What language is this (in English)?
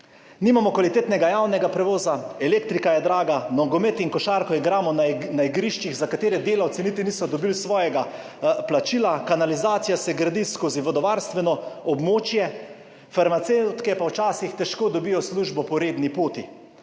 Slovenian